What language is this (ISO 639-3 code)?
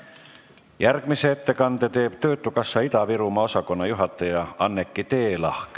est